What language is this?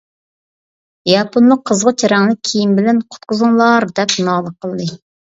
Uyghur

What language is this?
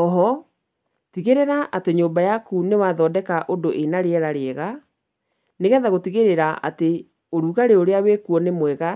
Kikuyu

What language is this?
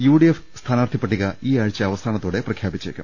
Malayalam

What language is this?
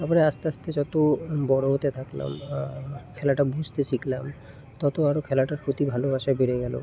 Bangla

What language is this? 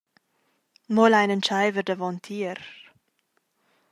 Romansh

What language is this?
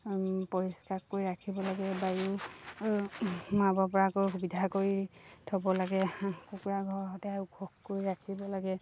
Assamese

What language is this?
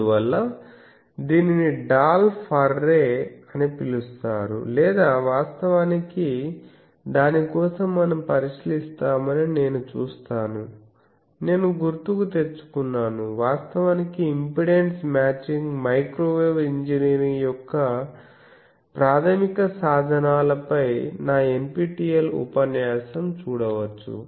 Telugu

